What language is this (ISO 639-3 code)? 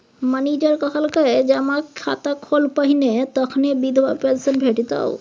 mai